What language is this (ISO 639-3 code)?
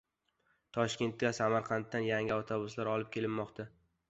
uzb